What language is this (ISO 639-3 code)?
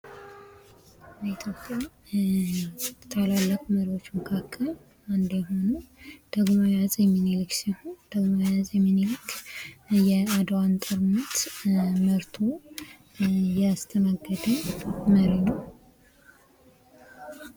amh